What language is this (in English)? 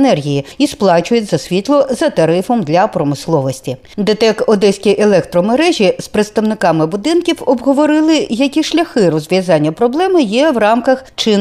Ukrainian